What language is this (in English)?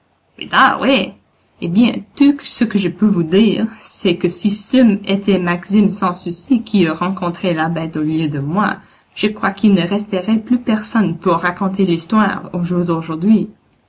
French